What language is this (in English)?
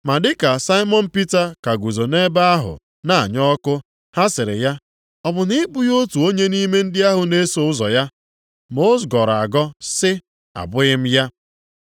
Igbo